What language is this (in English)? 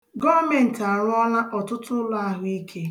Igbo